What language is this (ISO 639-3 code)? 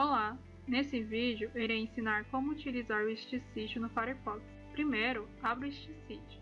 por